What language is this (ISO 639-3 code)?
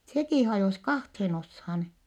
fin